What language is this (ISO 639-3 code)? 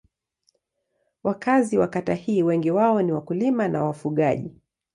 swa